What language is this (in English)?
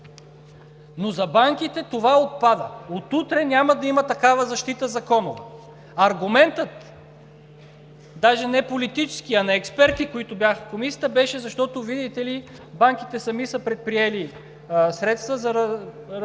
Bulgarian